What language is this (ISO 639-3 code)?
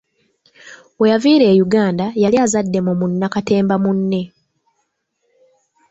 lug